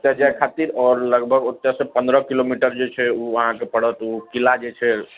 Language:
Maithili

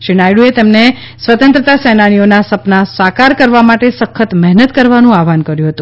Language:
Gujarati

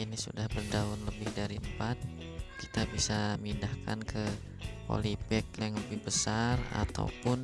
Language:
Indonesian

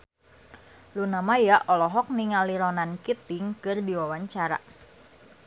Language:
Sundanese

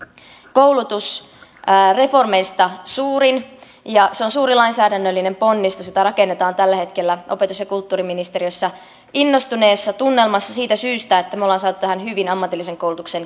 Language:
Finnish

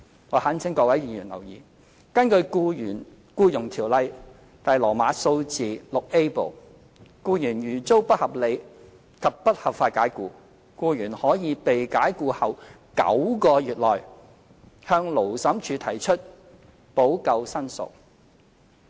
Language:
Cantonese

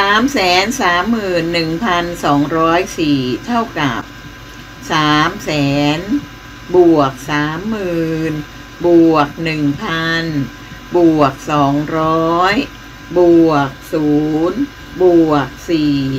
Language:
Thai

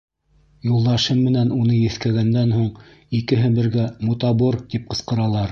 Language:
Bashkir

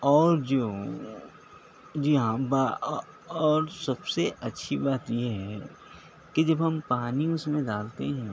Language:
Urdu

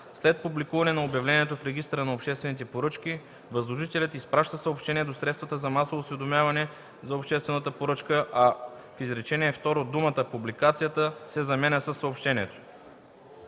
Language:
Bulgarian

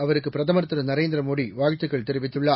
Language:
Tamil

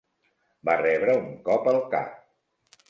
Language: Catalan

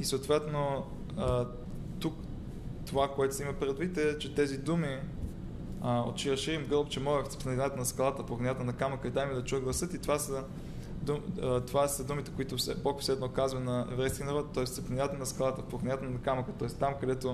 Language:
Bulgarian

